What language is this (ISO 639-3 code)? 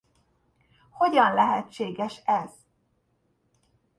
hun